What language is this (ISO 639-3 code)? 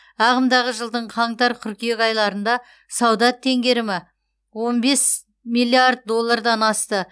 kaz